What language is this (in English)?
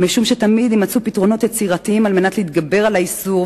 Hebrew